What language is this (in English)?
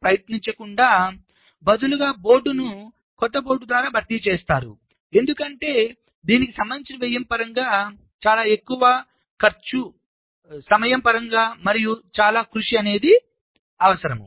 Telugu